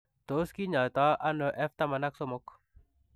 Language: Kalenjin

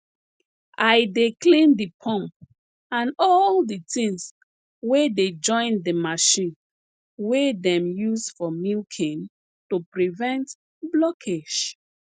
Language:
Nigerian Pidgin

